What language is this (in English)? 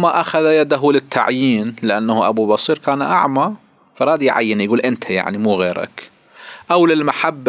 Arabic